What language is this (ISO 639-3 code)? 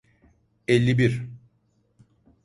tur